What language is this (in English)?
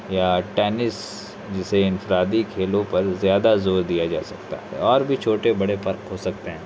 Urdu